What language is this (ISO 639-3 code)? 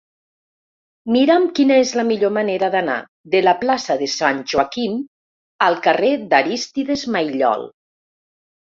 cat